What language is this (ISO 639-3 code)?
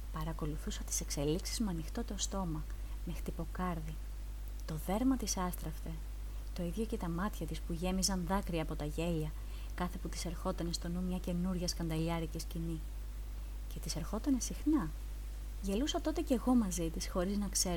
ell